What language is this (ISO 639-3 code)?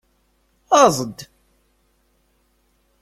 kab